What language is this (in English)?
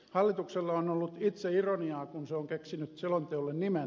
Finnish